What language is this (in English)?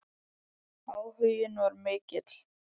Icelandic